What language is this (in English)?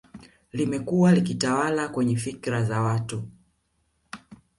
Swahili